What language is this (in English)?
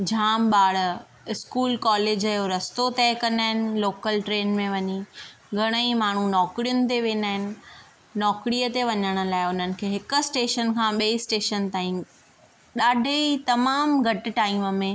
Sindhi